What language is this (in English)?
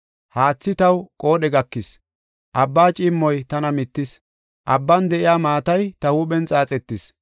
Gofa